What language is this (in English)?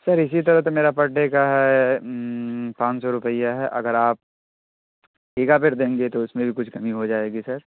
Urdu